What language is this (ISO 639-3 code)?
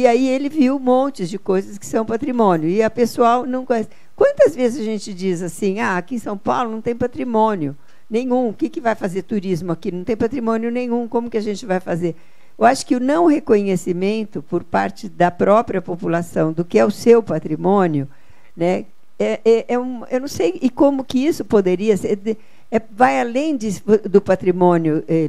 por